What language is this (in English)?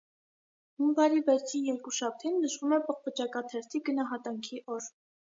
Armenian